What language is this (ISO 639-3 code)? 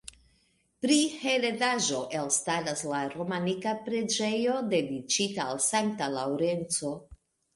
epo